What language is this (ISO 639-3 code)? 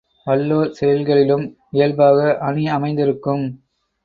tam